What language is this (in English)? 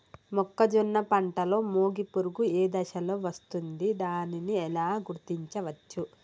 Telugu